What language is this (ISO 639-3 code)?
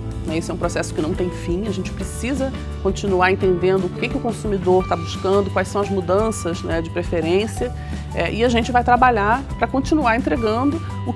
por